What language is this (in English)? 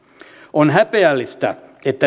Finnish